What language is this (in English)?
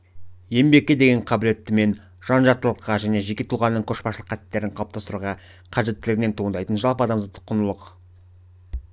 Kazakh